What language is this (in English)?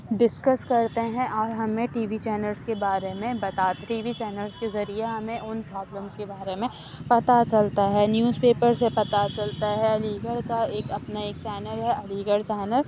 Urdu